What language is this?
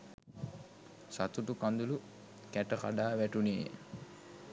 Sinhala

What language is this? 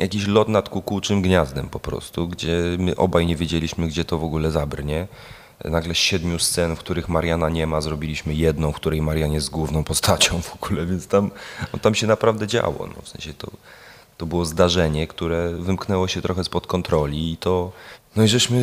Polish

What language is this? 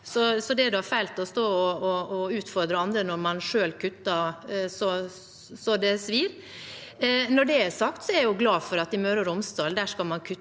Norwegian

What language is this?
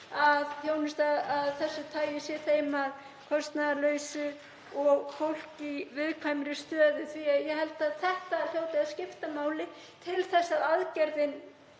Icelandic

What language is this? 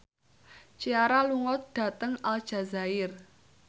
Javanese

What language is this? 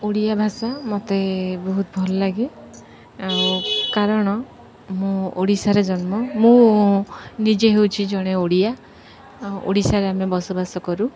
Odia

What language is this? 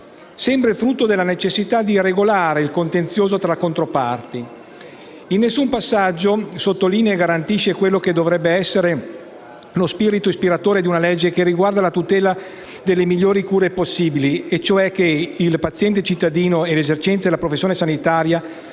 Italian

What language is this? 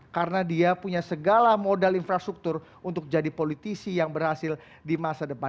Indonesian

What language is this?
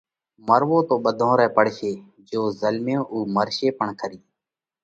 Parkari Koli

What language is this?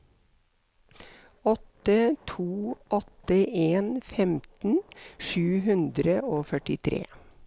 Norwegian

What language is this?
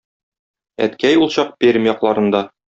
Tatar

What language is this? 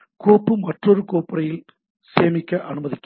Tamil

